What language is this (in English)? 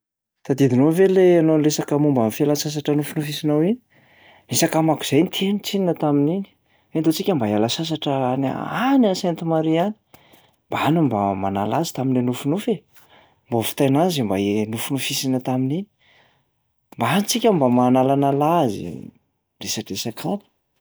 Malagasy